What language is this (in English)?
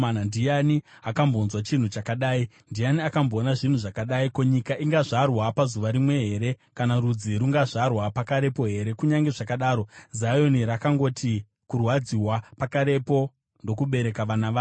Shona